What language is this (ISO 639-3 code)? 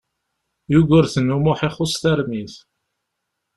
kab